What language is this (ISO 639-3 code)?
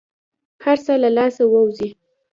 pus